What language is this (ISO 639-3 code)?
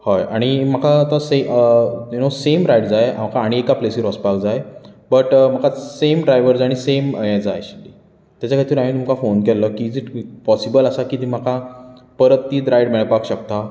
kok